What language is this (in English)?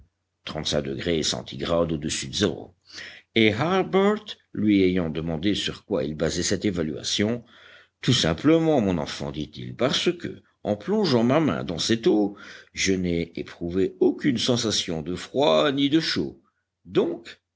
French